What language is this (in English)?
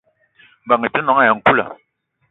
Eton (Cameroon)